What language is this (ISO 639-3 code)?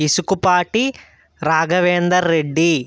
tel